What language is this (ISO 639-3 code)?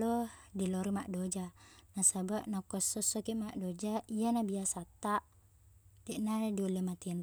bug